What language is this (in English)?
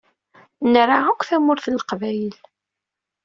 Kabyle